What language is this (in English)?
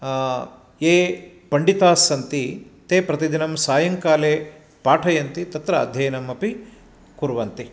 Sanskrit